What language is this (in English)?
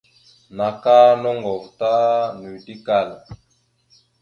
Mada (Cameroon)